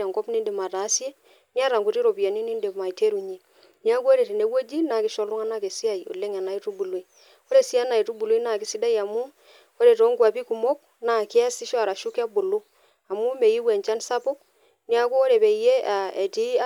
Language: Masai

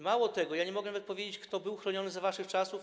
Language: Polish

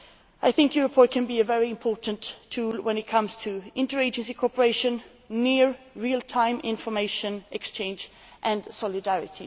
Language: English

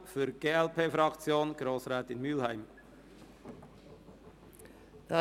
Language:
Swiss German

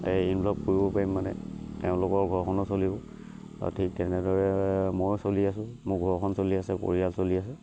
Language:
Assamese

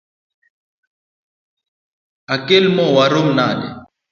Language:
Luo (Kenya and Tanzania)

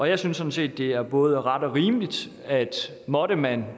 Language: Danish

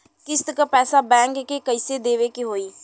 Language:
Bhojpuri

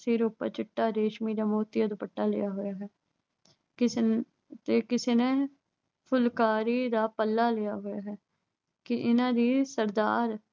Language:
Punjabi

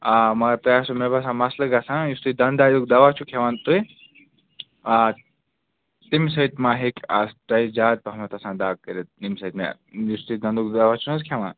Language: Kashmiri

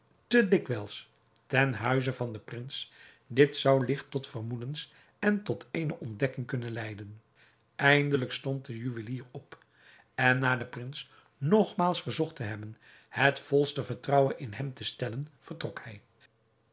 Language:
Dutch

